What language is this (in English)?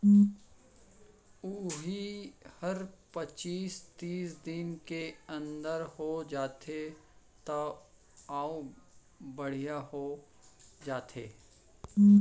Chhattisgarhi